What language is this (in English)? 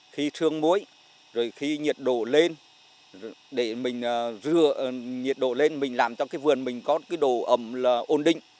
Vietnamese